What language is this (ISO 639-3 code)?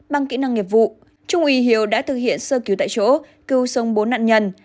vie